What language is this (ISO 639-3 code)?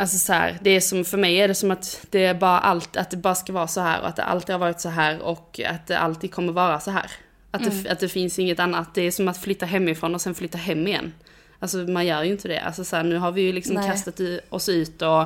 swe